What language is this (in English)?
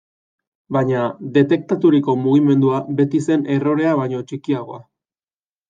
Basque